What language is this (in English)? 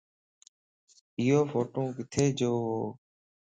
Lasi